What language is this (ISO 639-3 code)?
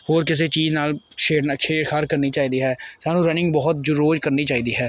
pan